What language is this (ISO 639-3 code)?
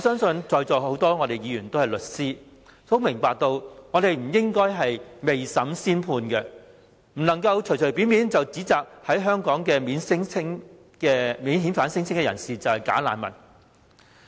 yue